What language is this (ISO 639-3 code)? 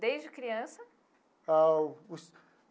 por